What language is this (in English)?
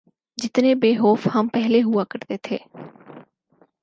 Urdu